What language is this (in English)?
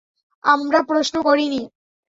Bangla